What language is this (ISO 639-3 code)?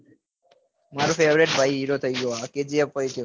guj